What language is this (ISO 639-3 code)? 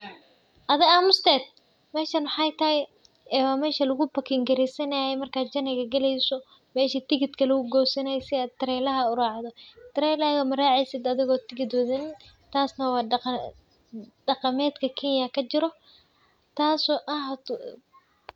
som